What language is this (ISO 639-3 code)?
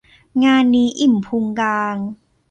tha